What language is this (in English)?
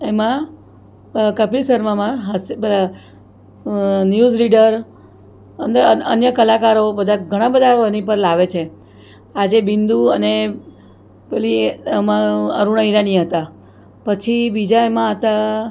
Gujarati